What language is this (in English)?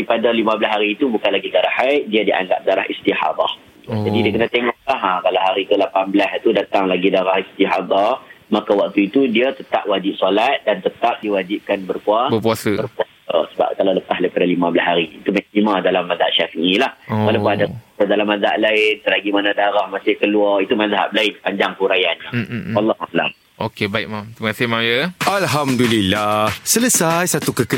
Malay